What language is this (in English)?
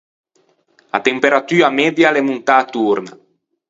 Ligurian